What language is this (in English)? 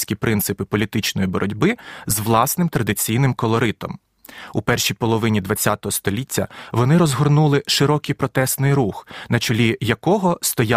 Ukrainian